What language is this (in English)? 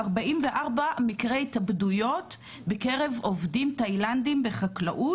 Hebrew